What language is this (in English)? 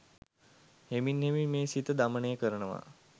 Sinhala